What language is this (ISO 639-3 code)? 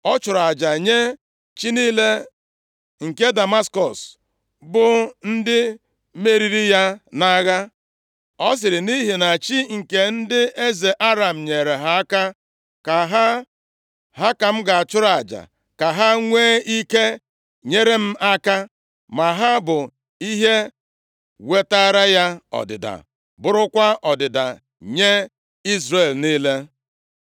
ibo